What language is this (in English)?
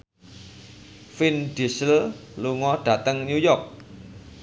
Javanese